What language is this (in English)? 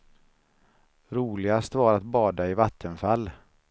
Swedish